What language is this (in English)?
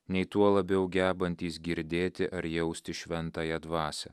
Lithuanian